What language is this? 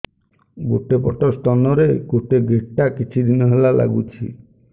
Odia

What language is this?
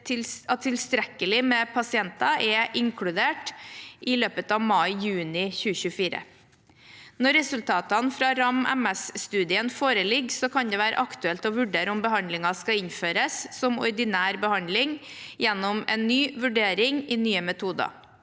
Norwegian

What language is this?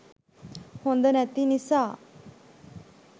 Sinhala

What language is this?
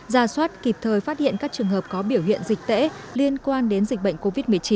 Vietnamese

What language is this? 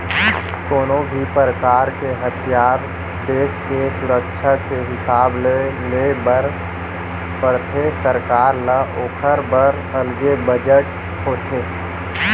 Chhattisgarhi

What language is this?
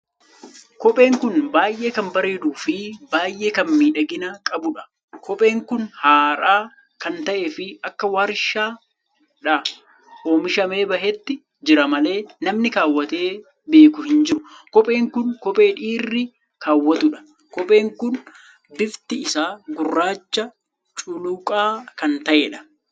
Oromo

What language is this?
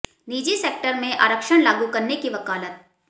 Hindi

